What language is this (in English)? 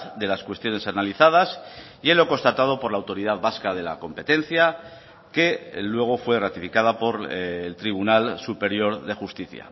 Spanish